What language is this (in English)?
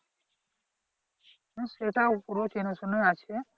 Bangla